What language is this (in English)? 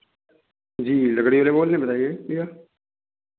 Hindi